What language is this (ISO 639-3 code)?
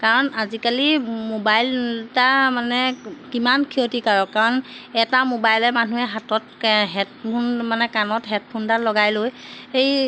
asm